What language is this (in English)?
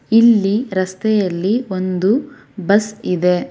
Kannada